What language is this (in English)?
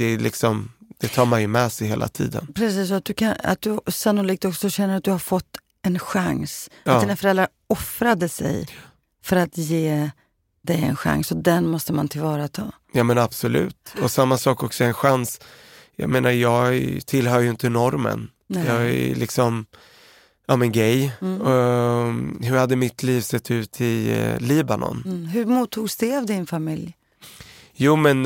Swedish